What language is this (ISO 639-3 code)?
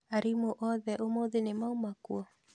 kik